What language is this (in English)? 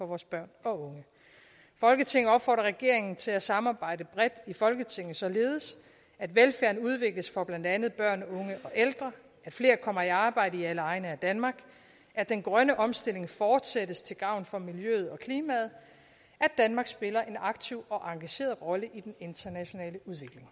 Danish